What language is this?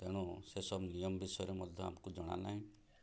Odia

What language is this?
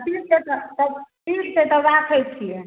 Maithili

